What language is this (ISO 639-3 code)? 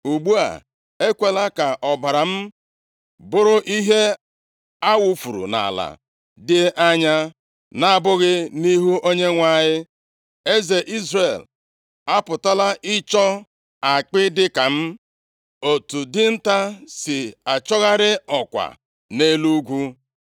ibo